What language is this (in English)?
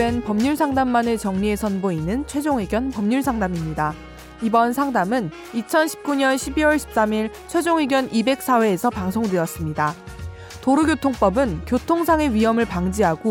Korean